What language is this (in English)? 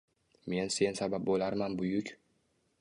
Uzbek